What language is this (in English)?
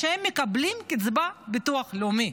Hebrew